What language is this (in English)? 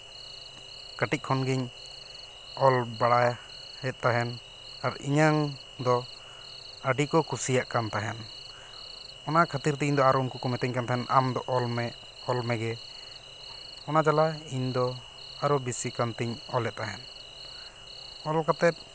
Santali